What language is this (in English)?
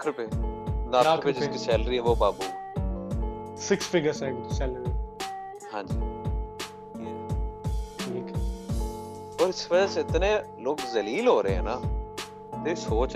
Urdu